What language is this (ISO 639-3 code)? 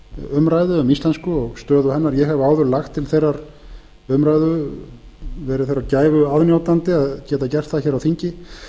isl